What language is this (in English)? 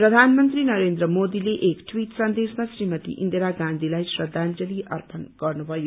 Nepali